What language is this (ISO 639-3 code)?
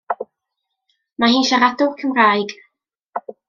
cym